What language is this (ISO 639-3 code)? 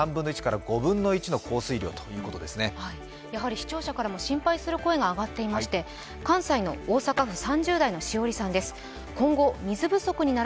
jpn